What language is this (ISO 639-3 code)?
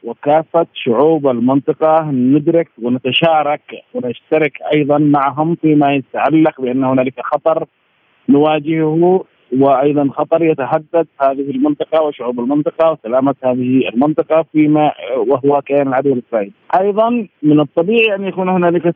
ara